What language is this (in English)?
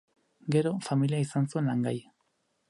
Basque